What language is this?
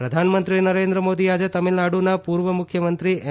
Gujarati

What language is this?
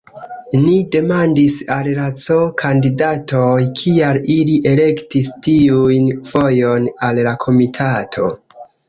Esperanto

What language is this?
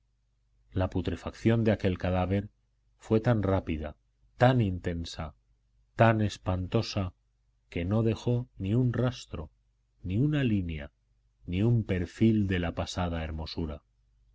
Spanish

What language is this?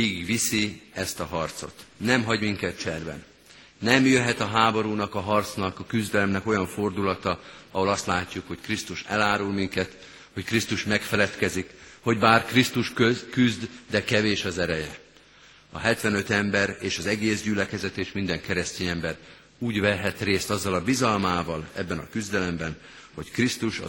Hungarian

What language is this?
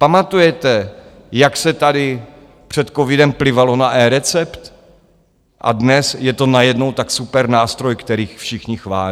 Czech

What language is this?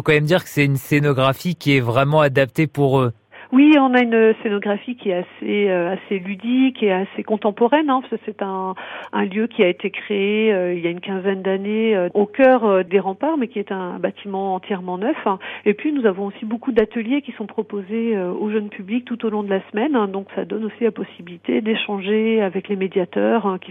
French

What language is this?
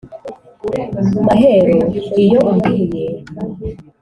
Kinyarwanda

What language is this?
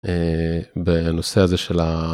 Hebrew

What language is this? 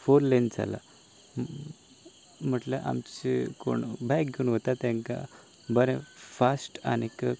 Konkani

